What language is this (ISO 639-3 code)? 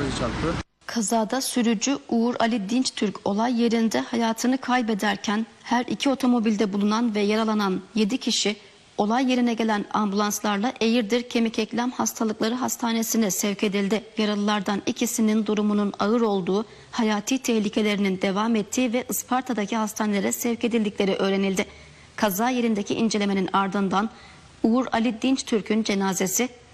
tur